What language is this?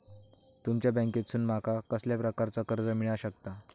Marathi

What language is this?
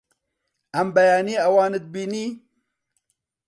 Central Kurdish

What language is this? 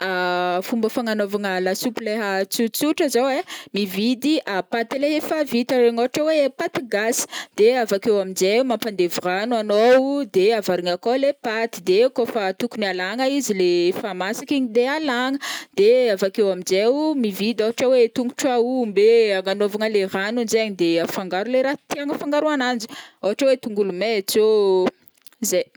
Northern Betsimisaraka Malagasy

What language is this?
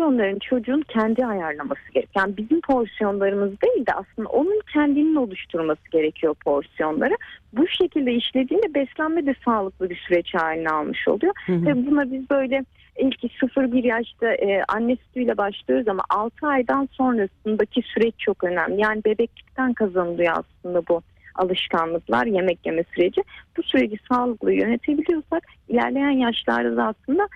Turkish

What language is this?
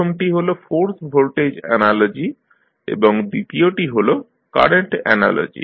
Bangla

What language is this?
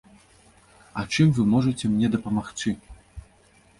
Belarusian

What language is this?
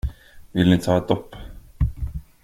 Swedish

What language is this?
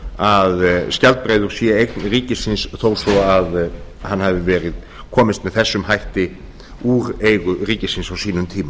Icelandic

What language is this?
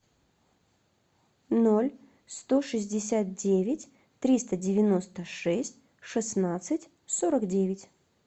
Russian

